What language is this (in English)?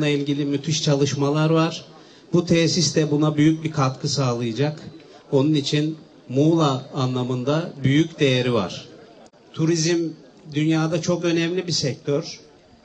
Turkish